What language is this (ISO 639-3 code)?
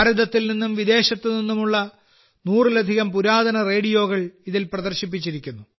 mal